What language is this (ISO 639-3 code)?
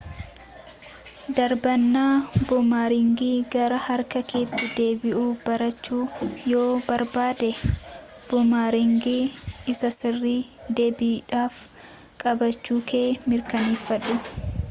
orm